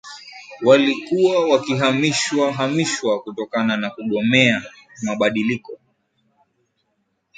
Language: Swahili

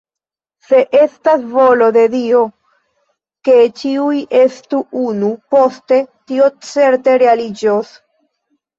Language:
Esperanto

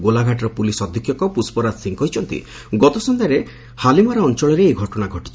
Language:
Odia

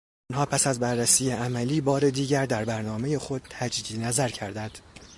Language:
Persian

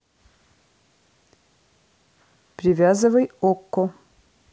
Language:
Russian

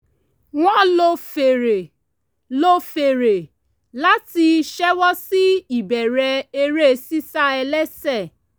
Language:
Yoruba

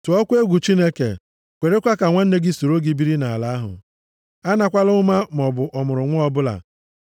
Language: Igbo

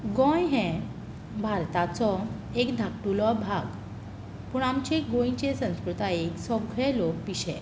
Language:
Konkani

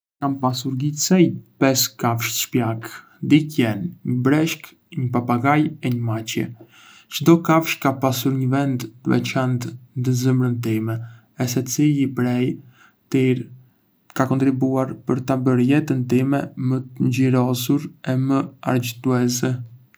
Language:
Arbëreshë Albanian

